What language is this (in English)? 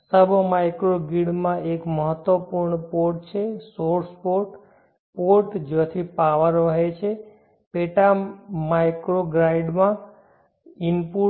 Gujarati